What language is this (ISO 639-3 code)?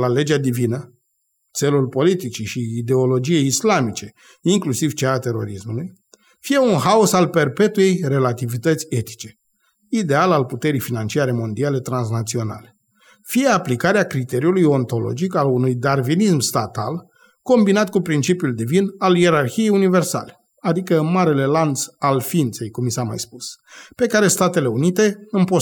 ron